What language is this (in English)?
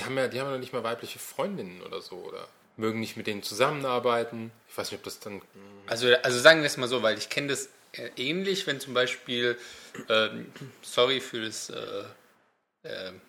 German